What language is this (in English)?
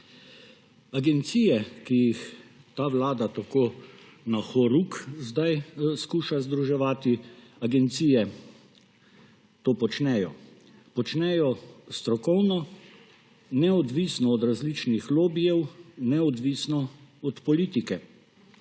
Slovenian